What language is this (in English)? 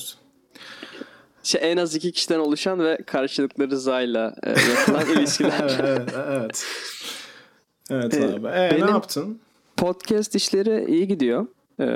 Turkish